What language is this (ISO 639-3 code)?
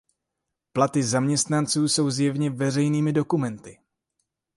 ces